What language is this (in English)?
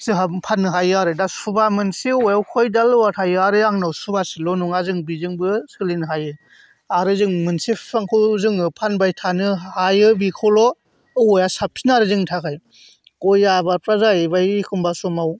Bodo